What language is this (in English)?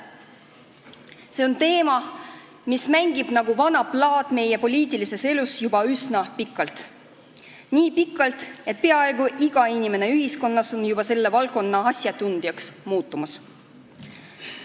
Estonian